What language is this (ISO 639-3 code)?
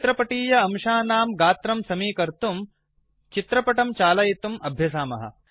san